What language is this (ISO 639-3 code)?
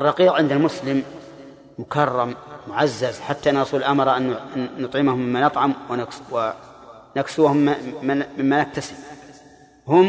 ara